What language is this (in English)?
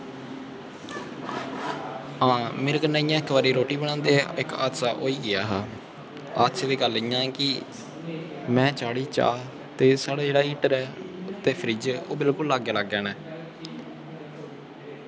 Dogri